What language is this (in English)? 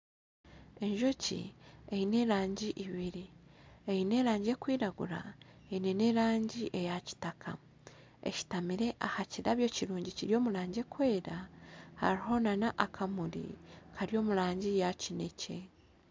Nyankole